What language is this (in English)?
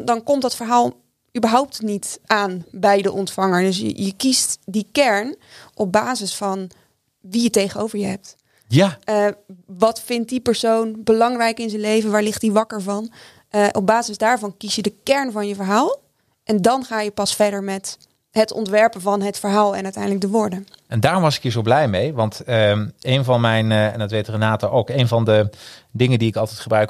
Dutch